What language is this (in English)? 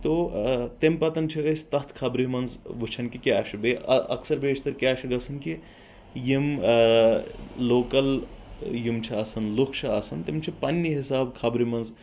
Kashmiri